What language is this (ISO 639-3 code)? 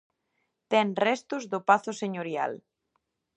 glg